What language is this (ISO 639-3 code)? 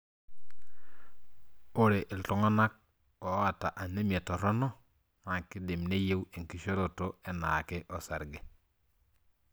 mas